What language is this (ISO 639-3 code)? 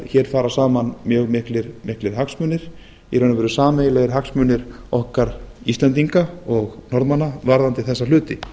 isl